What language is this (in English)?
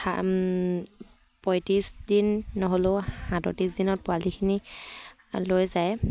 Assamese